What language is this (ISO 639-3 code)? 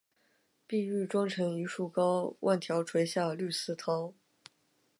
zho